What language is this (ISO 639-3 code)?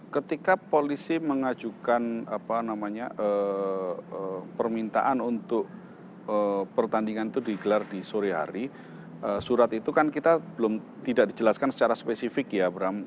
ind